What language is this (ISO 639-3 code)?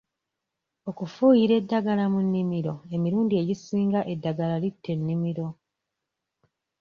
lug